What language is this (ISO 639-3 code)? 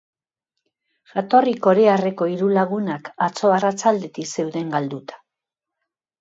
eus